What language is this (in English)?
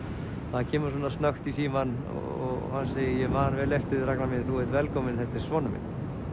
Icelandic